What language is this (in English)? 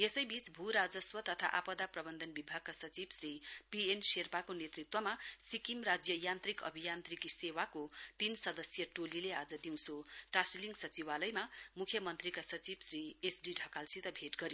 Nepali